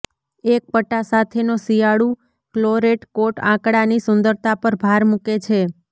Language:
Gujarati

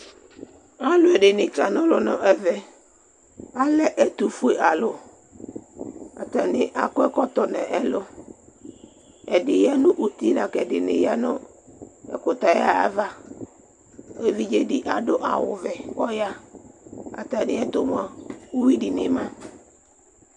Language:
Ikposo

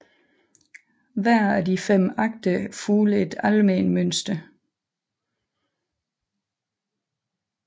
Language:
Danish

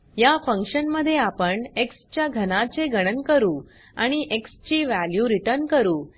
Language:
Marathi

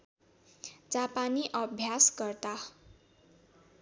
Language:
Nepali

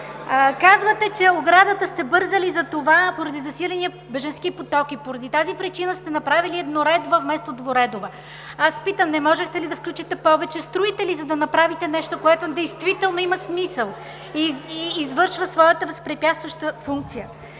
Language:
Bulgarian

